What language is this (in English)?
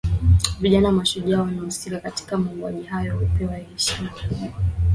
Swahili